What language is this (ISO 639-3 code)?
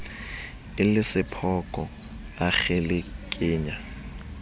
sot